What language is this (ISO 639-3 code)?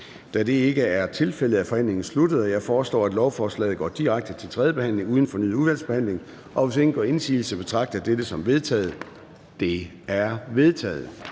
dan